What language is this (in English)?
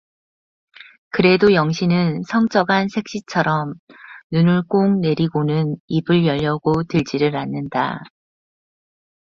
Korean